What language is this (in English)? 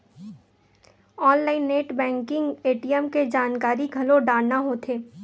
Chhattisgarhi